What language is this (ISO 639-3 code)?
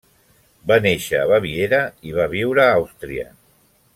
cat